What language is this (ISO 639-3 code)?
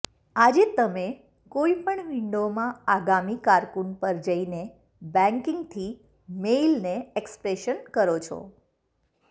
guj